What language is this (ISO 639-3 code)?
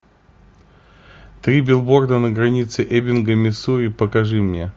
rus